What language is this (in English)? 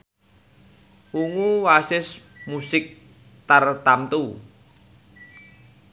Javanese